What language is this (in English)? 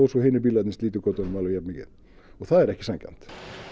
Icelandic